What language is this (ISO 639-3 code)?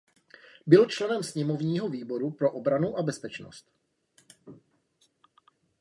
ces